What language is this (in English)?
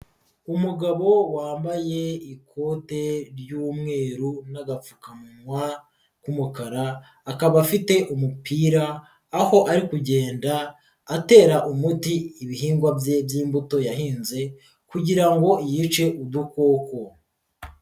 Kinyarwanda